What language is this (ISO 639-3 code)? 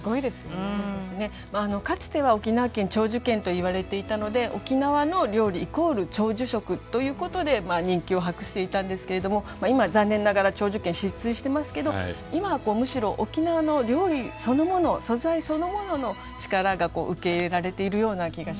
jpn